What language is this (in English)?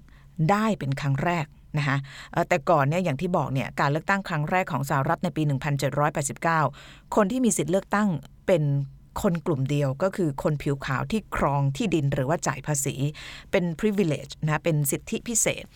Thai